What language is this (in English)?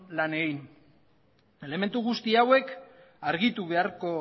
Basque